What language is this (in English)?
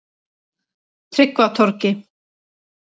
Icelandic